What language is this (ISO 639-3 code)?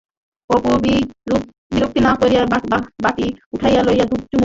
ben